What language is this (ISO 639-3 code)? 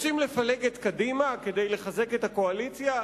heb